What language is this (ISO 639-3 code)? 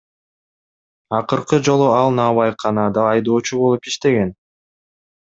kir